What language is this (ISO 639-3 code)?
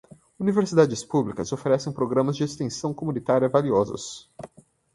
por